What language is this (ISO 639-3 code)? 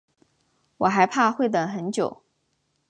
zho